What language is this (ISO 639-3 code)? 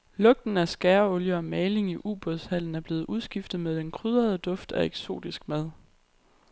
dan